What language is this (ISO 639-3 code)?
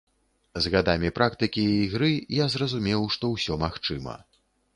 bel